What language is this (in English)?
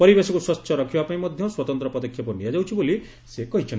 Odia